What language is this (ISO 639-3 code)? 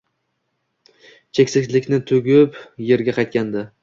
uzb